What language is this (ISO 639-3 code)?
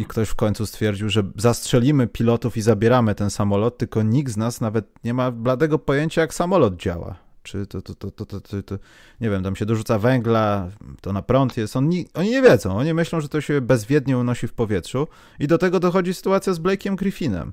pol